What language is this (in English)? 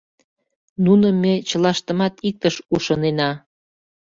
Mari